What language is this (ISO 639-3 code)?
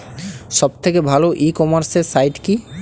ben